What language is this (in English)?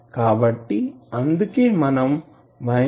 Telugu